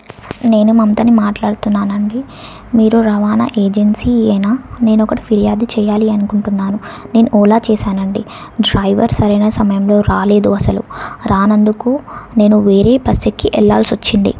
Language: Telugu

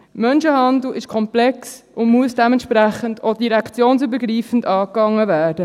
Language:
Swiss German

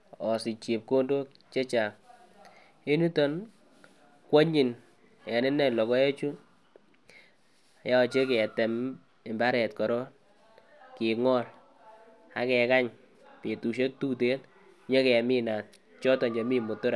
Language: Kalenjin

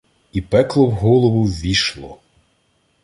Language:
Ukrainian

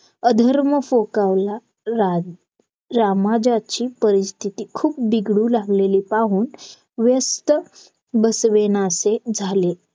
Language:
Marathi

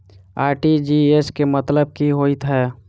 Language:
Maithili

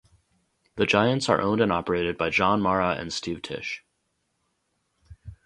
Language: English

